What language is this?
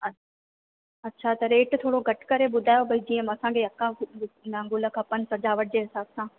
Sindhi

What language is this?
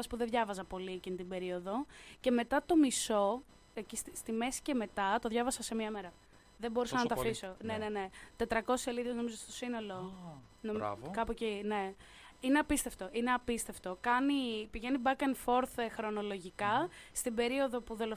Greek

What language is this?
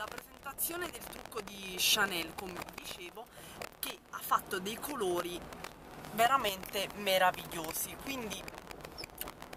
Italian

